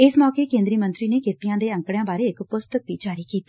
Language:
Punjabi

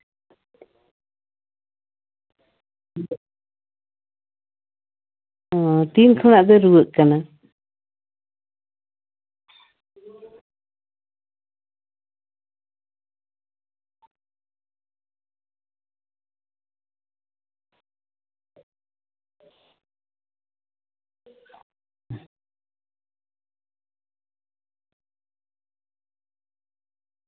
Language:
Santali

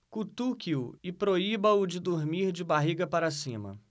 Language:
Portuguese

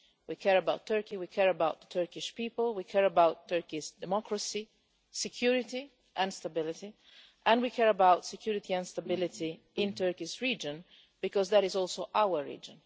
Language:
English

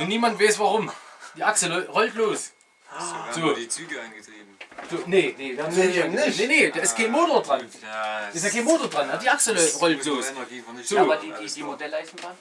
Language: German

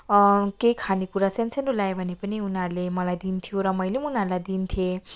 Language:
Nepali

